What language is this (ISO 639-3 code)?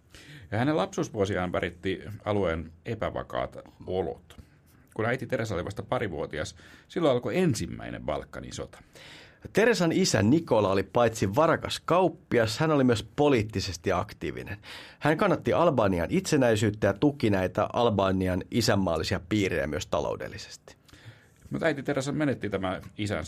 fin